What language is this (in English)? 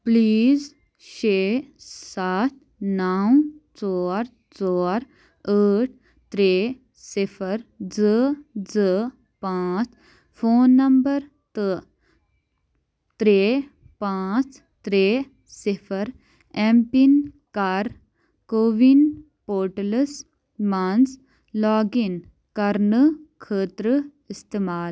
Kashmiri